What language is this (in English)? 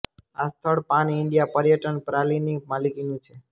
Gujarati